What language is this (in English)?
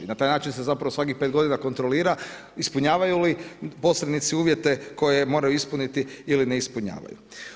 Croatian